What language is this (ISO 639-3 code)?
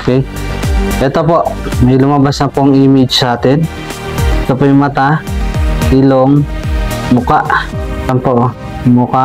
fil